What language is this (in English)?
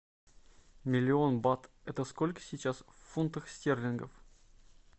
Russian